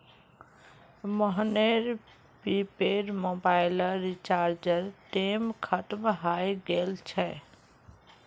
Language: Magahi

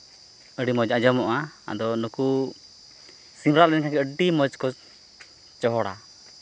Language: Santali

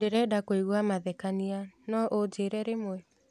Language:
Kikuyu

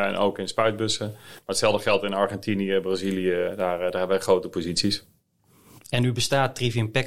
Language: Dutch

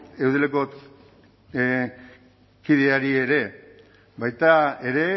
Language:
Basque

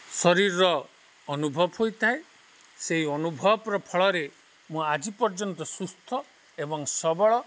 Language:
Odia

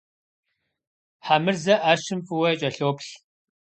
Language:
Kabardian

